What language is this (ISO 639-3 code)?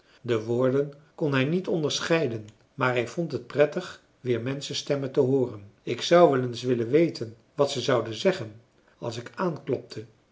nld